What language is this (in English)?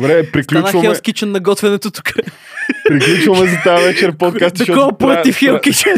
Bulgarian